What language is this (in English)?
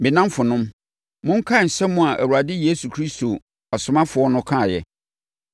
Akan